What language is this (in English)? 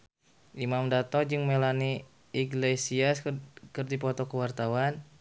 Sundanese